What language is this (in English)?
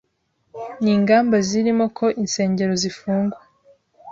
Kinyarwanda